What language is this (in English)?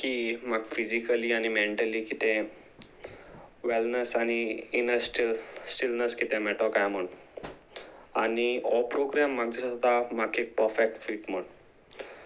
Konkani